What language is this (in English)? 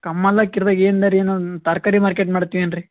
Kannada